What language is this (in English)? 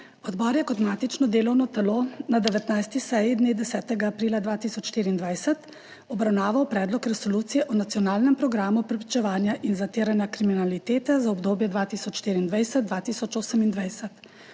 Slovenian